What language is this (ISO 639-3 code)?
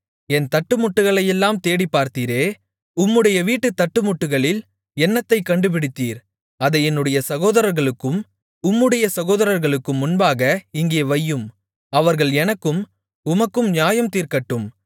tam